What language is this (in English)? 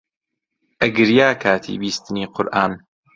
Central Kurdish